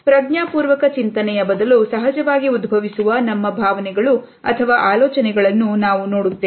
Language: Kannada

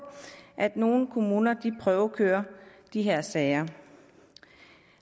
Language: Danish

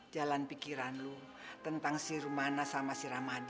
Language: Indonesian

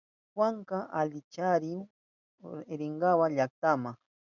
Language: Southern Pastaza Quechua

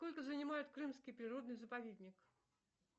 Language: Russian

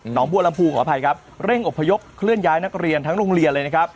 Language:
Thai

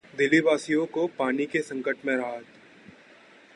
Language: Hindi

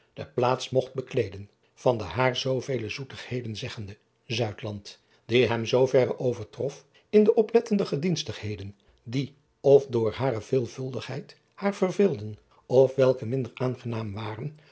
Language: Dutch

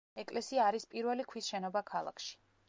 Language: Georgian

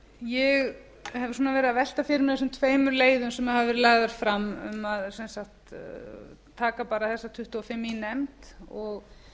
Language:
Icelandic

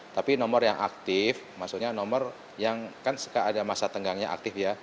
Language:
Indonesian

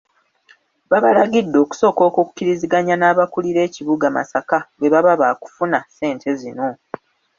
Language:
Ganda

